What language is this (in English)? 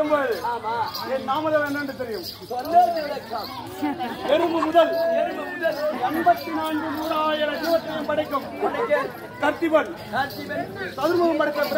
Tamil